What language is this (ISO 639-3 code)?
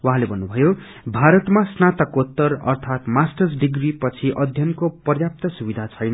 nep